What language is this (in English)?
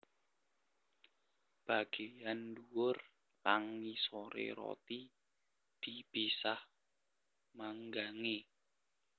Javanese